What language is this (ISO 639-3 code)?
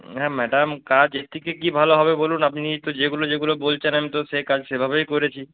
ben